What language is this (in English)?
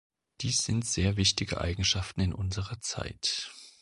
German